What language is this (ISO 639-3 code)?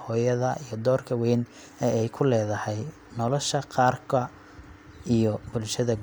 som